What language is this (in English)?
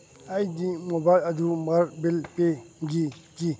Manipuri